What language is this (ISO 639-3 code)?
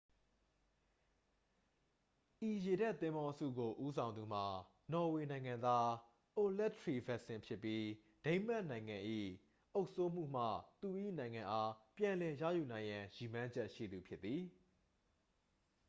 mya